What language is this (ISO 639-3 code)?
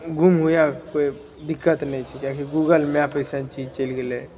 mai